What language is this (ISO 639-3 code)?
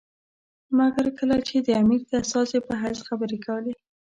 pus